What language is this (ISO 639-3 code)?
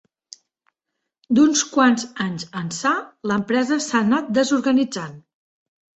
cat